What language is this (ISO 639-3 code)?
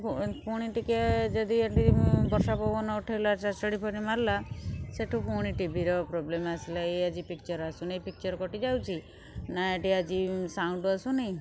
ori